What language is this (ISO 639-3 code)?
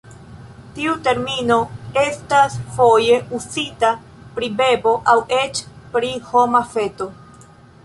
epo